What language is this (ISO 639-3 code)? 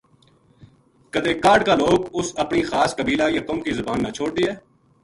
gju